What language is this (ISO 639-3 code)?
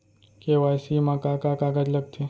hne